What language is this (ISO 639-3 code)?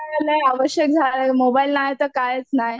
mar